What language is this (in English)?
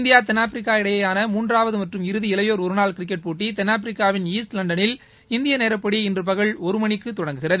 Tamil